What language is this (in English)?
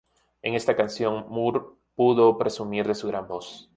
Spanish